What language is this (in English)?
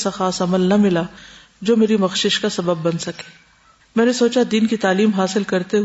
Urdu